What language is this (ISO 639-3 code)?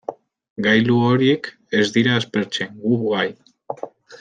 eus